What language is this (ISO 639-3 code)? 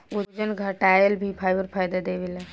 bho